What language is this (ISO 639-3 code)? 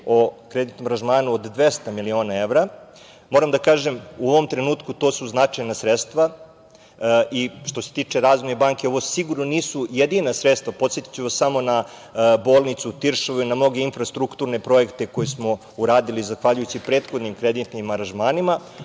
srp